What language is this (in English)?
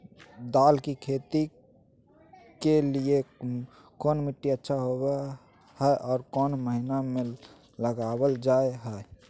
Magahi